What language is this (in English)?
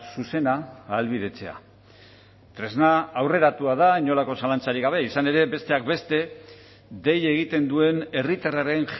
Basque